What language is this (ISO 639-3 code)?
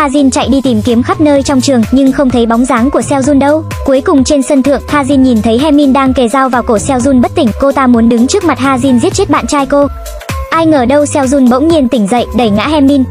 vie